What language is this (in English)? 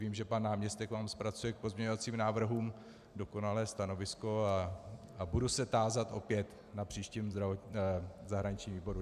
Czech